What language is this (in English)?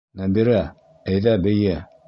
Bashkir